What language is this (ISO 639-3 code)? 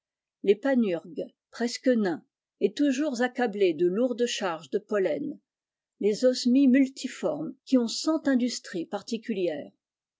fra